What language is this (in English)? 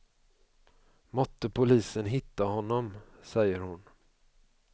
Swedish